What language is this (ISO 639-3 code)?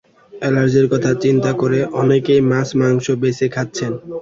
ben